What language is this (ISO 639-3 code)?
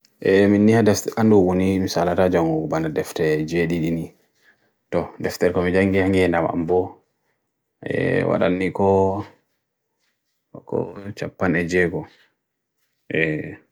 fui